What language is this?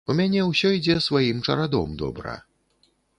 Belarusian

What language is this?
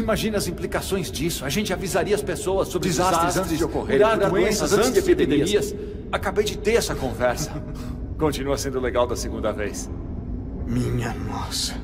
Portuguese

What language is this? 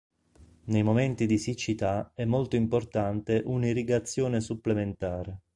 Italian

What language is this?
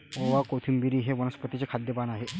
Marathi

